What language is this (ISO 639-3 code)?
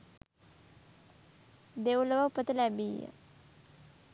sin